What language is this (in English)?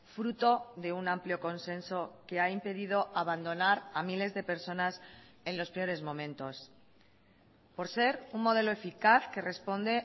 Spanish